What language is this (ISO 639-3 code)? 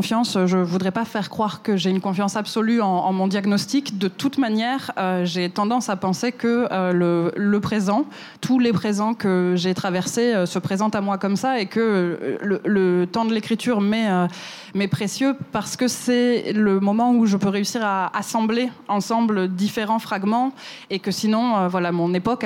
fra